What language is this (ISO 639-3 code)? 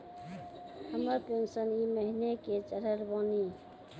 mai